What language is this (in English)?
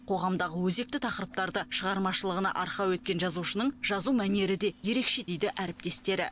Kazakh